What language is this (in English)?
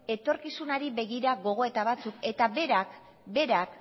Basque